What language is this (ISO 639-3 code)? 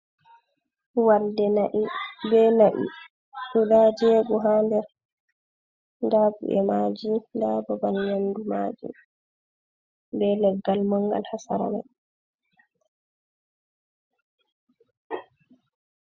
ful